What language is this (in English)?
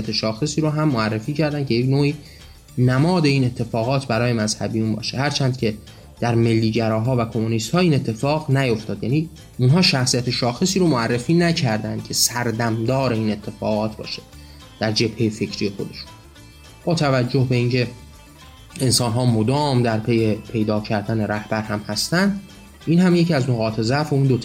Persian